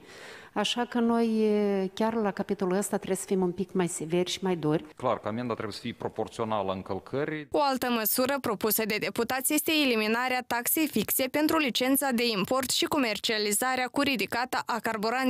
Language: Romanian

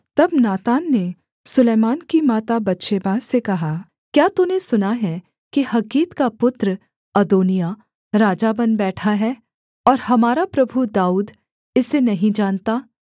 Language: Hindi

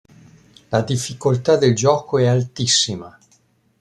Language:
Italian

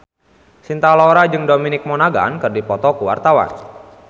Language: Sundanese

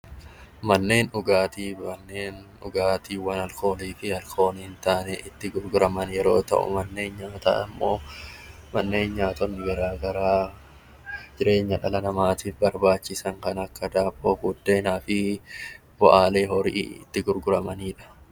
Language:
Oromo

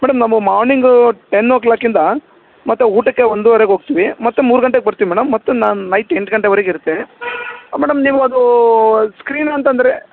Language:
Kannada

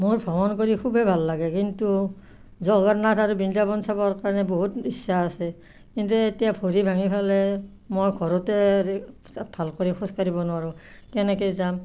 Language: Assamese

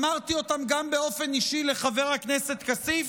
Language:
Hebrew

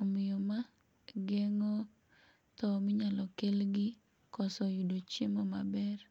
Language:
Luo (Kenya and Tanzania)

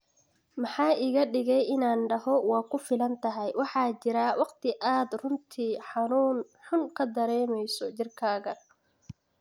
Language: Somali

